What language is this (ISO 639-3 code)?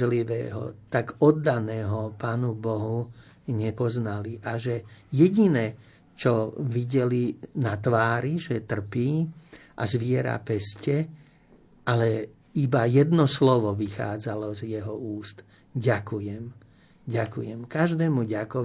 slk